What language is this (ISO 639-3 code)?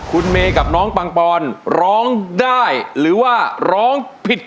tha